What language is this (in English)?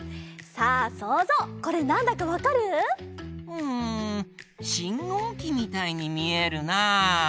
Japanese